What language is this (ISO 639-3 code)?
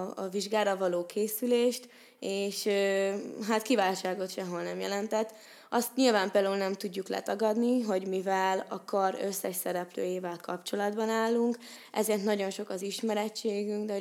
hun